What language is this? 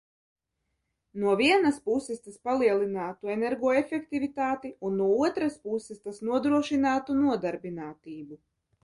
Latvian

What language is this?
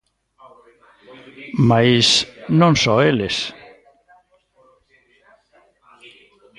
Galician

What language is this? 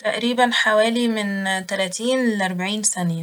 Egyptian Arabic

